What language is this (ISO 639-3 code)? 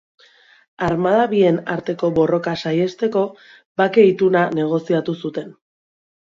eus